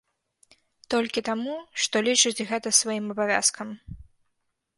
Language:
Belarusian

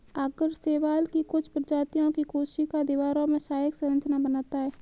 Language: Hindi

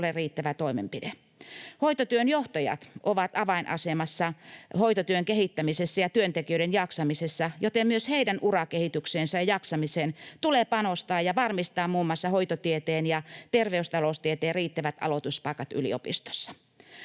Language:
Finnish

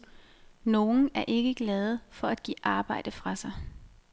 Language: Danish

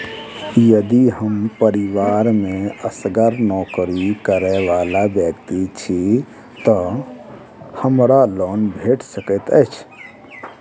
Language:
Maithili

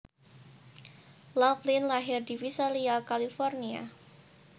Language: Javanese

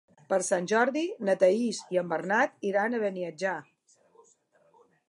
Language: Catalan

